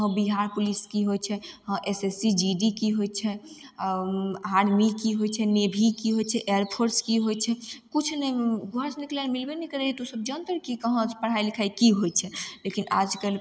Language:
Maithili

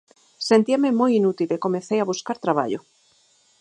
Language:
Galician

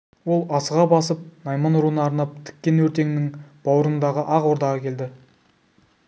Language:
Kazakh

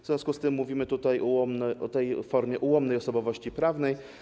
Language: Polish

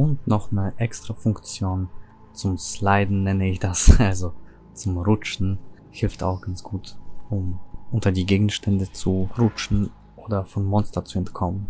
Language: German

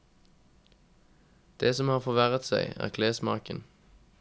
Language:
Norwegian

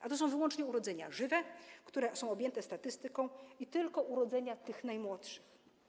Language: Polish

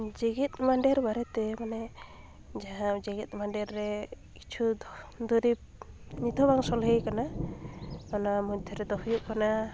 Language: Santali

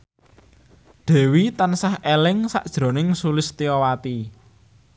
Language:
Javanese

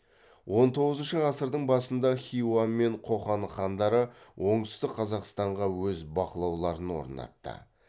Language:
Kazakh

